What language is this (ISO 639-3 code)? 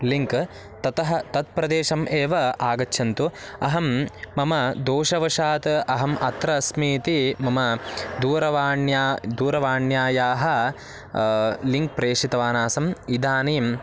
san